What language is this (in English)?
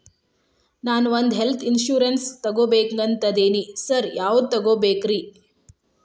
Kannada